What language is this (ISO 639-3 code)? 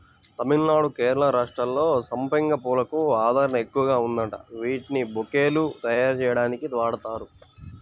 tel